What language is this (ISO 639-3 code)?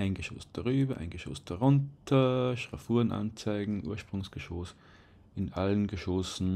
deu